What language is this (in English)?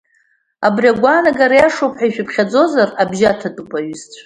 Abkhazian